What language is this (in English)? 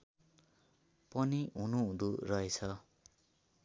Nepali